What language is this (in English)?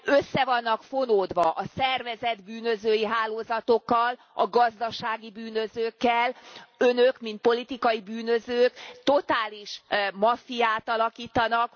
Hungarian